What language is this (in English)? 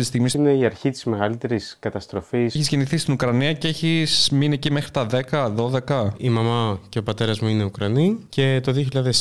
Greek